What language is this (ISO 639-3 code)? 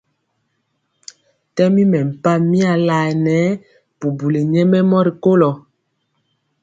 mcx